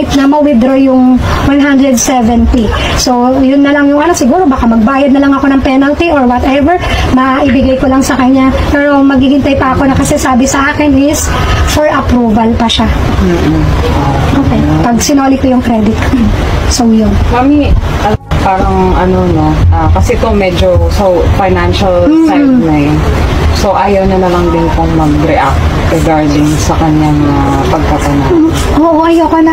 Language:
Filipino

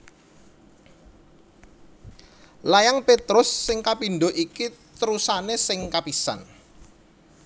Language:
Javanese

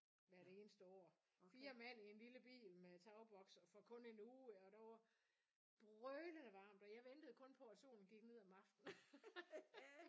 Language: Danish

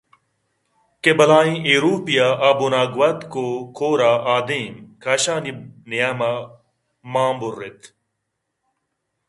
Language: Eastern Balochi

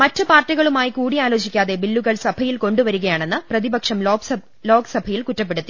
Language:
Malayalam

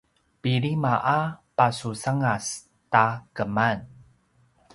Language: Paiwan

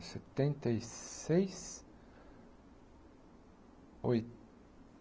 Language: Portuguese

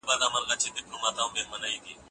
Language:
Pashto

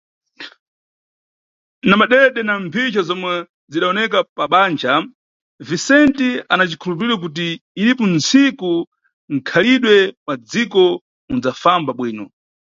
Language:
Nyungwe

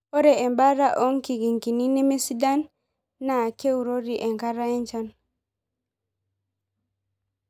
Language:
Masai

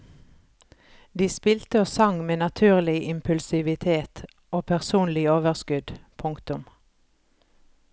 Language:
Norwegian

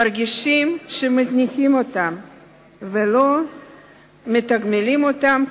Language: Hebrew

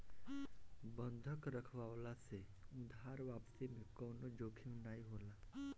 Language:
Bhojpuri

